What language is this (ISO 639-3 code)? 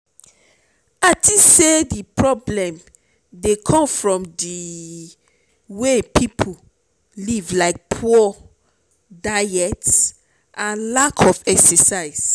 pcm